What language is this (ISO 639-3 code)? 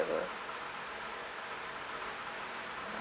eng